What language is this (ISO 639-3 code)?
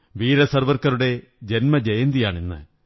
mal